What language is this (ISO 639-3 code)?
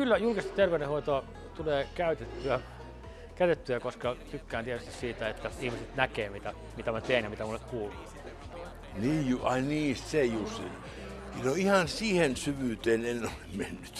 fin